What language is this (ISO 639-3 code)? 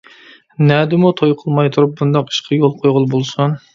uig